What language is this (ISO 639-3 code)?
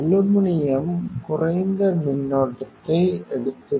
tam